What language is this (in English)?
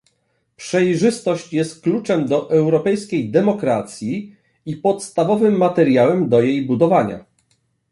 Polish